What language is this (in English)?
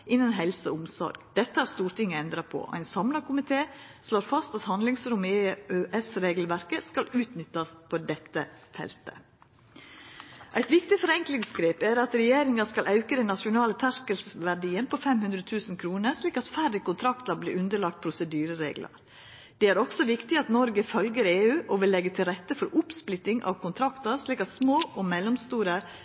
Norwegian Nynorsk